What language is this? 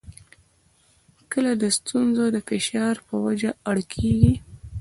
Pashto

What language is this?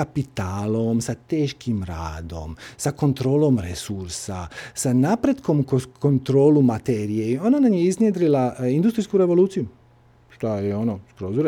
Croatian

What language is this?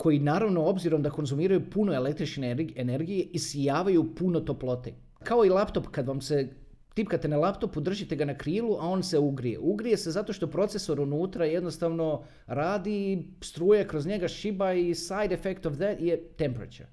Croatian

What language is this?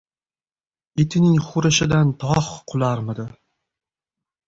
Uzbek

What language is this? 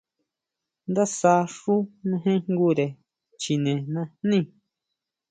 Huautla Mazatec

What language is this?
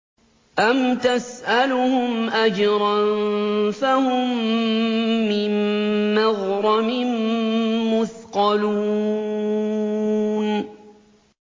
Arabic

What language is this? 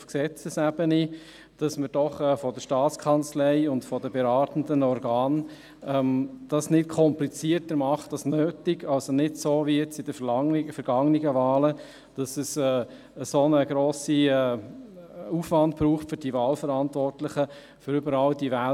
Swiss German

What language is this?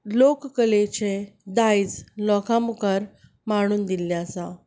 Konkani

